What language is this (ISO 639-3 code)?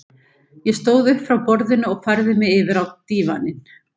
isl